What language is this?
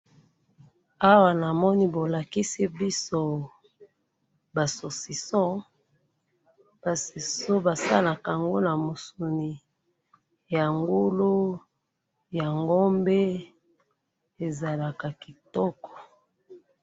Lingala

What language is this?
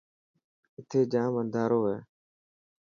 Dhatki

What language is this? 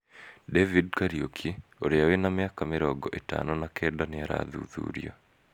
Kikuyu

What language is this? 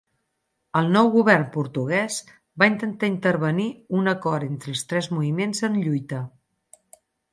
Catalan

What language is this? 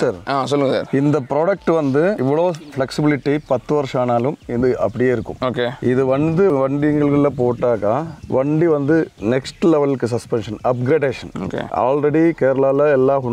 Tamil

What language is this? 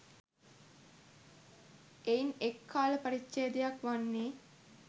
Sinhala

